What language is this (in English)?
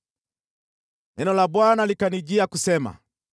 Swahili